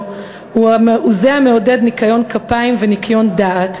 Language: Hebrew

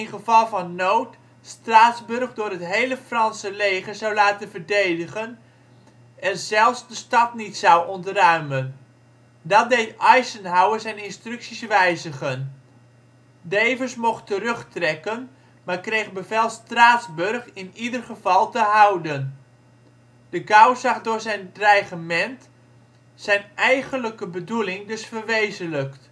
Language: Dutch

